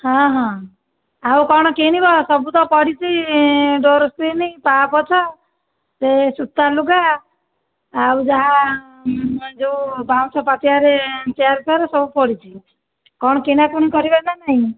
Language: Odia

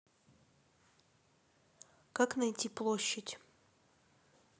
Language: Russian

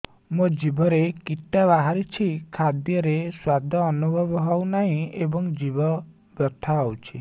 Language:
Odia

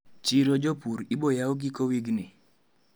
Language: Luo (Kenya and Tanzania)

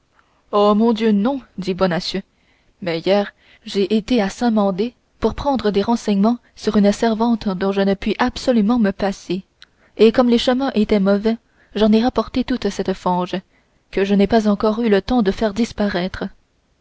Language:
French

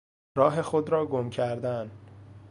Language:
Persian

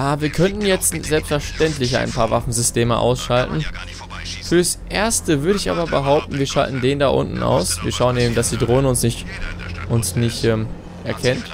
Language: German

